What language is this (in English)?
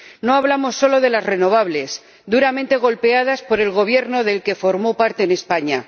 Spanish